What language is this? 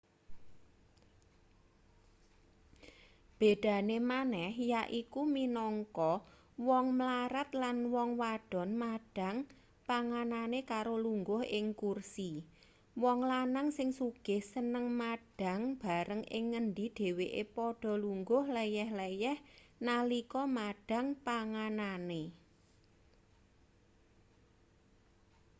Javanese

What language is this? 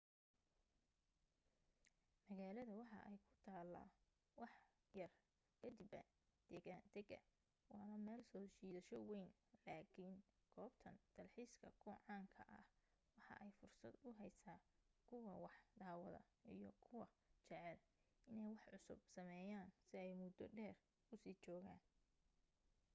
Somali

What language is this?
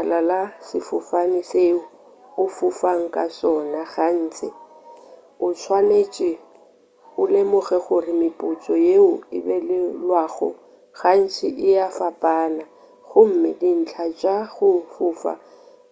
Northern Sotho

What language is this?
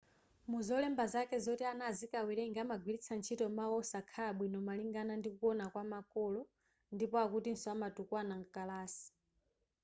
Nyanja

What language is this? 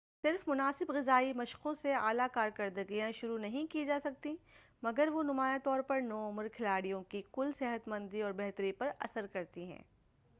Urdu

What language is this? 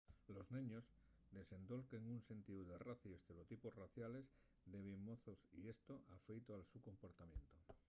Asturian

